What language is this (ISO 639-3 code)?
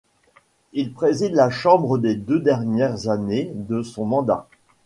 fra